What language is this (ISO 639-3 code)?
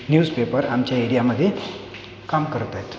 mar